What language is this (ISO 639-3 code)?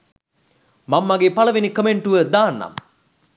sin